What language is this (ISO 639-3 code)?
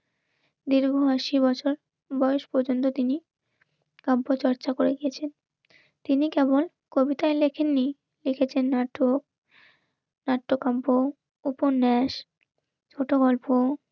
ben